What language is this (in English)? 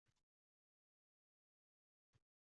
Uzbek